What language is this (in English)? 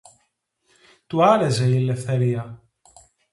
Greek